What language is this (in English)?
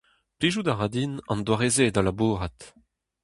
Breton